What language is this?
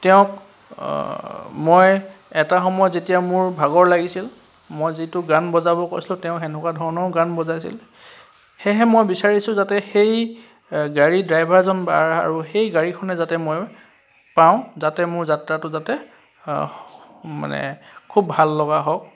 Assamese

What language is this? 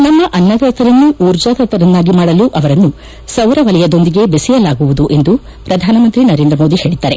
Kannada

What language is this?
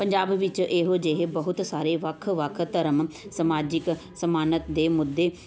Punjabi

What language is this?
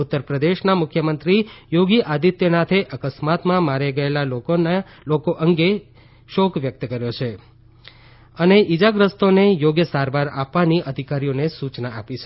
Gujarati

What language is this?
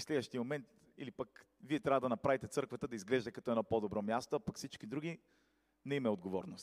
Bulgarian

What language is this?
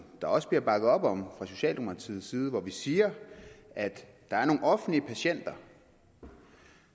Danish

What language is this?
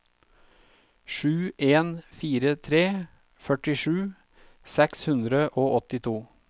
Norwegian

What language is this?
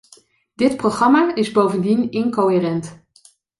Dutch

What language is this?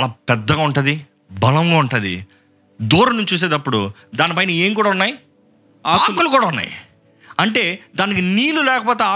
Telugu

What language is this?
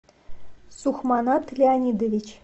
Russian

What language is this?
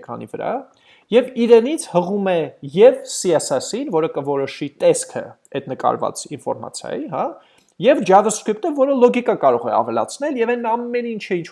English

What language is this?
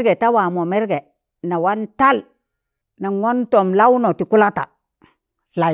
Tangale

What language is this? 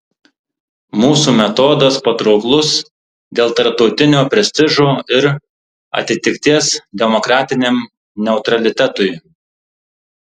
Lithuanian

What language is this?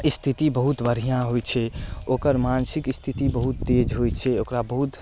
Maithili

